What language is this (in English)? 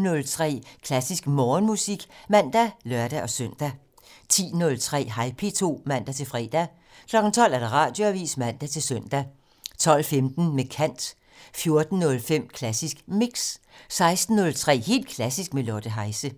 Danish